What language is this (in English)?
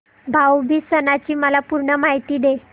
Marathi